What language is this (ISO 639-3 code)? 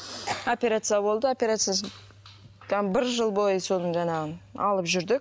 kaz